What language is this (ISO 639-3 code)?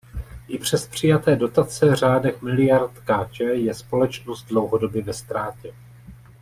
ces